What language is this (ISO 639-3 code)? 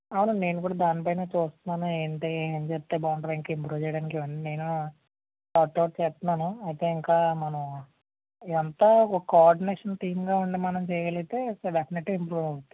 tel